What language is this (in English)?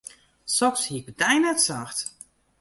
Western Frisian